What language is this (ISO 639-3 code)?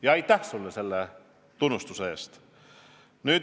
est